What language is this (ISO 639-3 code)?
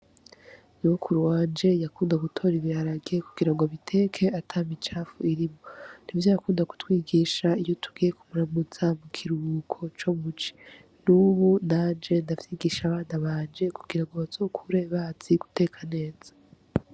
run